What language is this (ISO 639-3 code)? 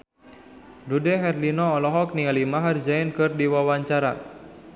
sun